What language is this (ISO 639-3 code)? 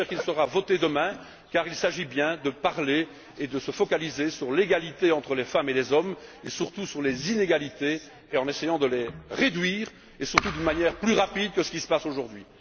fra